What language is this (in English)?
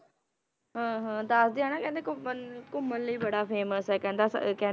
Punjabi